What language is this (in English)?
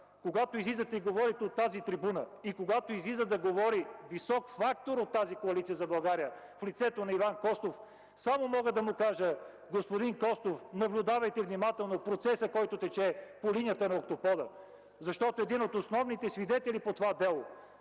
Bulgarian